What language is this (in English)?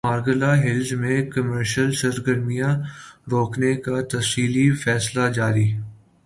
Urdu